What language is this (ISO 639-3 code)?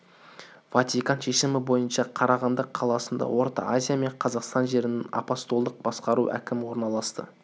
kaz